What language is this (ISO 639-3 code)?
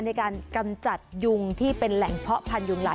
tha